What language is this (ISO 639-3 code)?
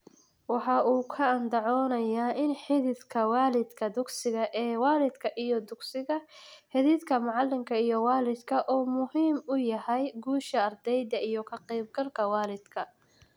som